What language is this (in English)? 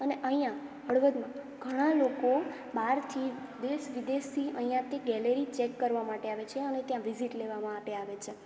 Gujarati